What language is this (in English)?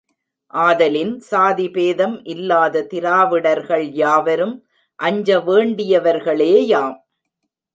Tamil